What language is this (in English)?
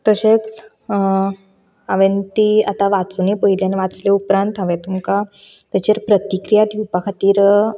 Konkani